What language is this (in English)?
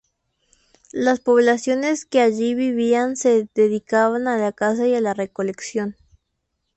Spanish